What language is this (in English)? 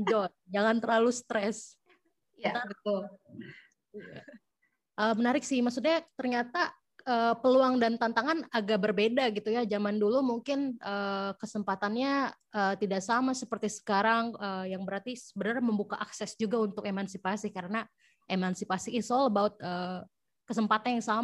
Indonesian